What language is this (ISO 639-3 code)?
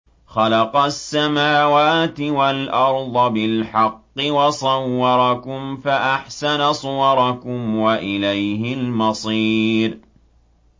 ara